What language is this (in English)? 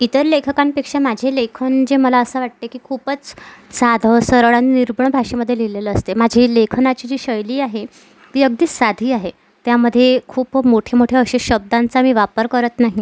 Marathi